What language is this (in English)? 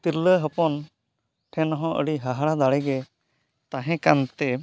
Santali